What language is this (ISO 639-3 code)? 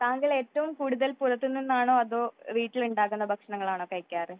mal